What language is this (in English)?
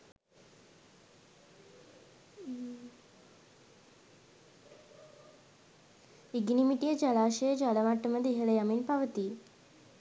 Sinhala